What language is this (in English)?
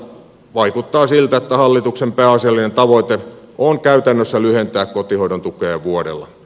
Finnish